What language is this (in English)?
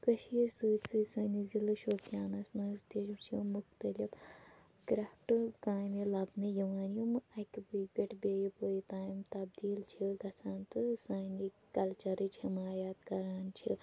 Kashmiri